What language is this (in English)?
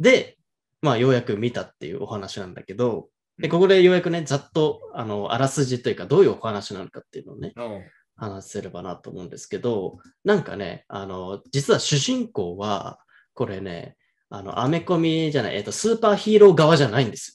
Japanese